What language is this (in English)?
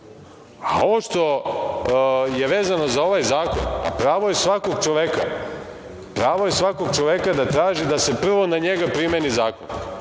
Serbian